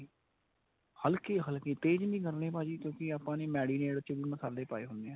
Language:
Punjabi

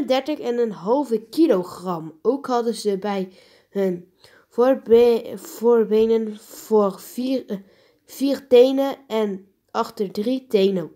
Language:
Dutch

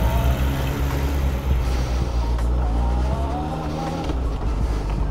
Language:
Romanian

